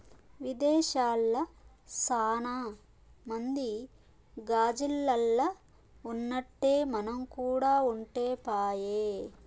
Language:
Telugu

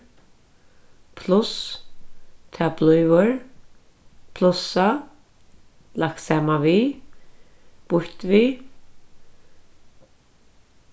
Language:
Faroese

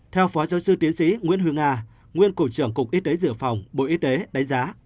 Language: Vietnamese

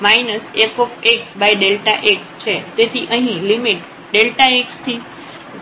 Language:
Gujarati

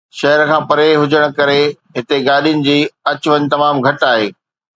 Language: Sindhi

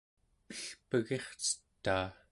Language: Central Yupik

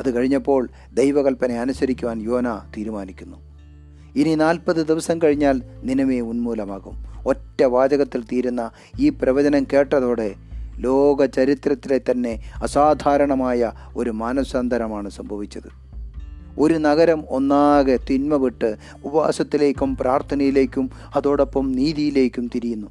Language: Malayalam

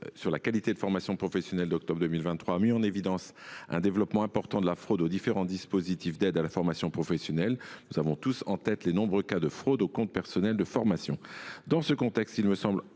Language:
French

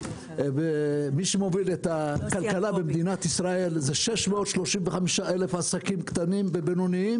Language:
Hebrew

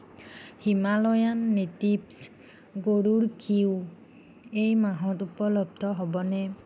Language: Assamese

